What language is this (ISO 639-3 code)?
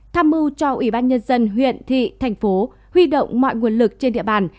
vie